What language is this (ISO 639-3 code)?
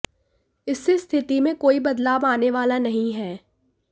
hin